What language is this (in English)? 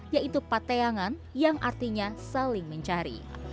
Indonesian